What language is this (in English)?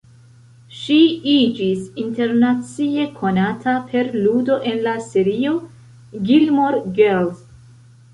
Esperanto